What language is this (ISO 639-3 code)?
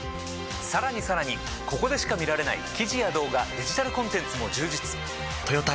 jpn